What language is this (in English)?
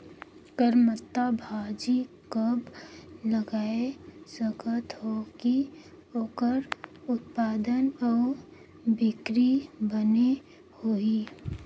Chhattisgarhi